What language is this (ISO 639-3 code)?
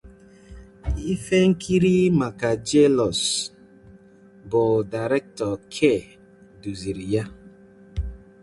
ibo